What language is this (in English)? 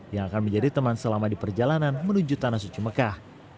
Indonesian